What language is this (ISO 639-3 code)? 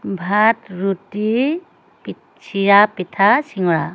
asm